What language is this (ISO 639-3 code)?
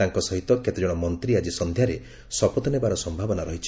ori